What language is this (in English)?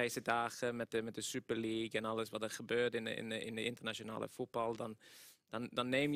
Dutch